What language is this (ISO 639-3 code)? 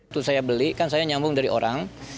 ind